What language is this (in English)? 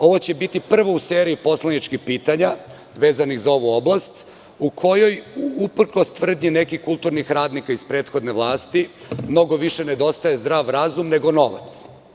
Serbian